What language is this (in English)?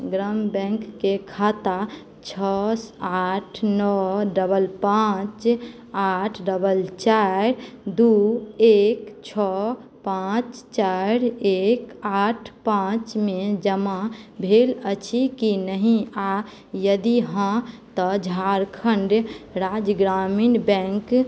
Maithili